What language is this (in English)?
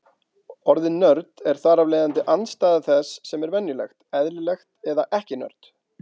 Icelandic